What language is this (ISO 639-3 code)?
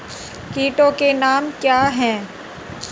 hin